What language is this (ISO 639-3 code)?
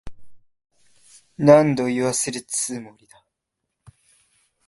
jpn